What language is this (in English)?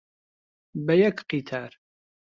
Central Kurdish